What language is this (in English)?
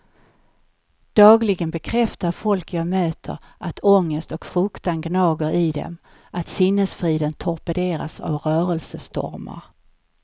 Swedish